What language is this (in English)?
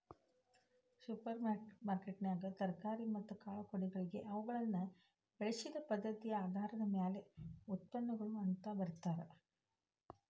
Kannada